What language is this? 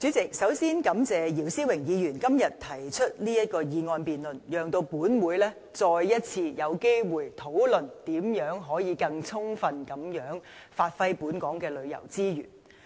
Cantonese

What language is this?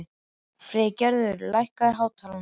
Icelandic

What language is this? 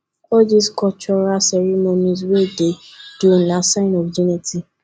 Nigerian Pidgin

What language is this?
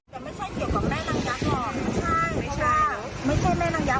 Thai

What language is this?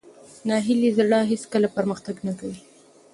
Pashto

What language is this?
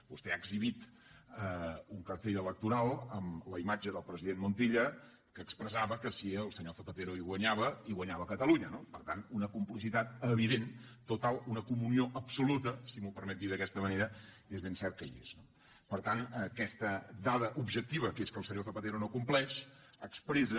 Catalan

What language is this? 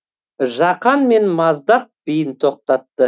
Kazakh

